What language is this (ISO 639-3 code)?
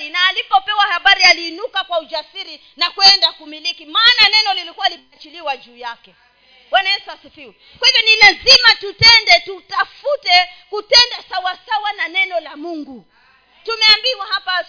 swa